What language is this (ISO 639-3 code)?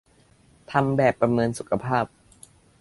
tha